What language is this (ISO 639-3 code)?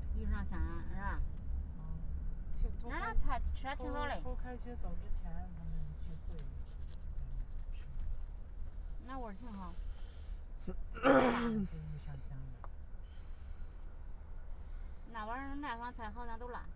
zho